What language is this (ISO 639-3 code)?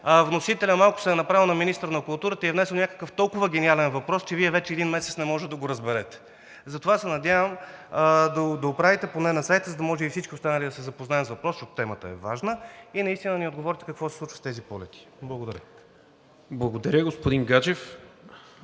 bul